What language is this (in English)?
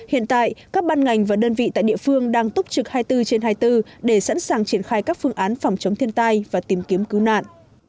Vietnamese